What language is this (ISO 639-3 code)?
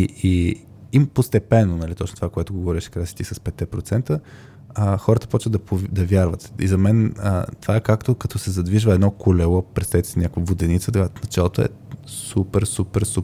bul